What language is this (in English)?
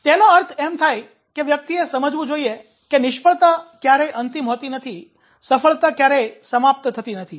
Gujarati